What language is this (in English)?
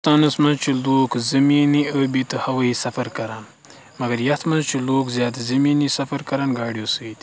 Kashmiri